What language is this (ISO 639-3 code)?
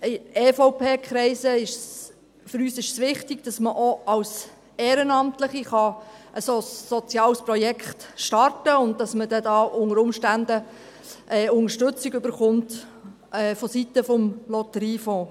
gsw